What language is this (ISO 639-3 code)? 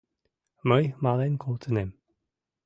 chm